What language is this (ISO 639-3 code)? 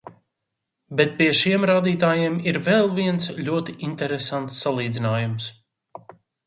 lav